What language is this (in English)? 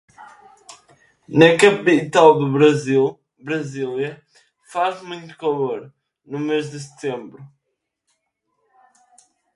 Portuguese